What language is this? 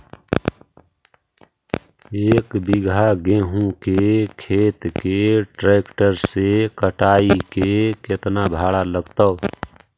Magahi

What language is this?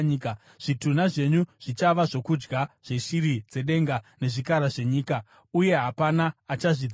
Shona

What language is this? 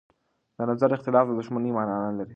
Pashto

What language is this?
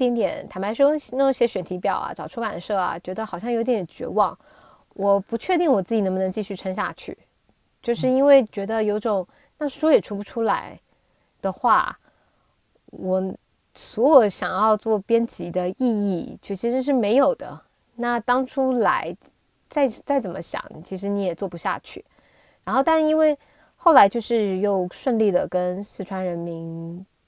Chinese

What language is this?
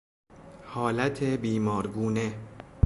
Persian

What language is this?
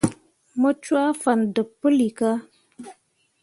Mundang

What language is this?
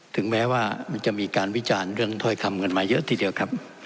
Thai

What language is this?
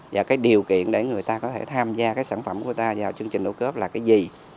Vietnamese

